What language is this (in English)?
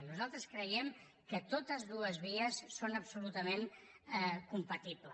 Catalan